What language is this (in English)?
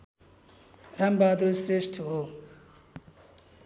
Nepali